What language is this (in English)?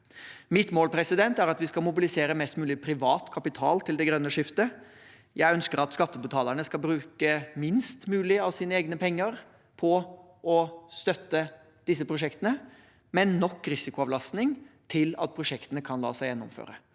Norwegian